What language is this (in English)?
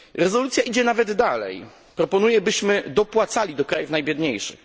Polish